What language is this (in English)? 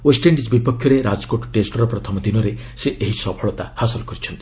Odia